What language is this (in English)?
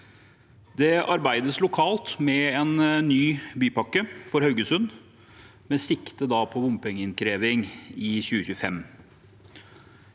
Norwegian